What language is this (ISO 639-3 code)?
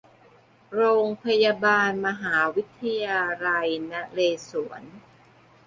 tha